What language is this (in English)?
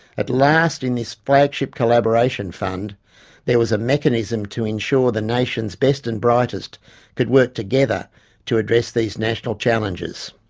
English